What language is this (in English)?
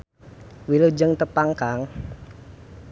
Sundanese